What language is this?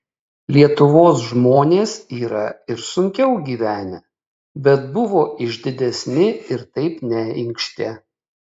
Lithuanian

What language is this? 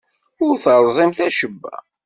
Kabyle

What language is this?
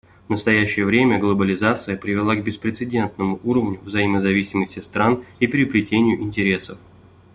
Russian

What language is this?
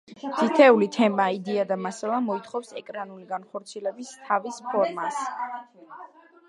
Georgian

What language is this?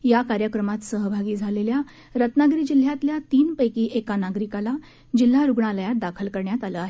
Marathi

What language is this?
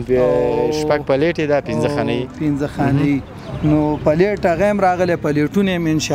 Persian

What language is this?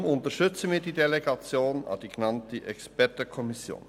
Swiss German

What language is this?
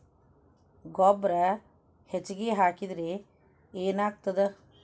Kannada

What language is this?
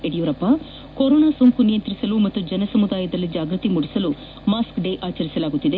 Kannada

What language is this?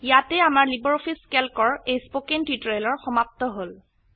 Assamese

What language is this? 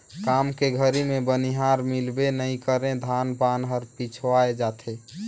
Chhattisgarhi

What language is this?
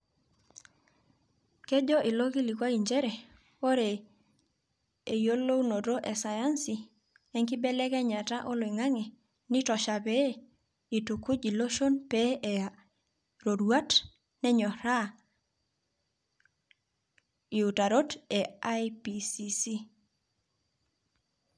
Masai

